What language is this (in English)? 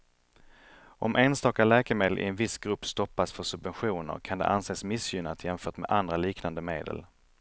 Swedish